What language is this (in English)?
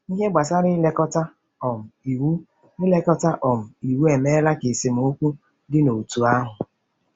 Igbo